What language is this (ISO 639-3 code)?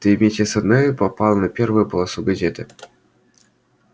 rus